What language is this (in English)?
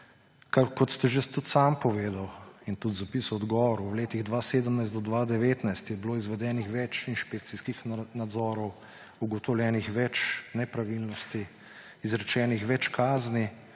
Slovenian